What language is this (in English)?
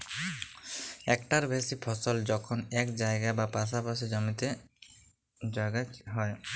Bangla